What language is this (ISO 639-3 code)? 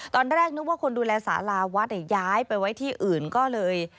tha